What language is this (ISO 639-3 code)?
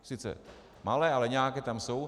ces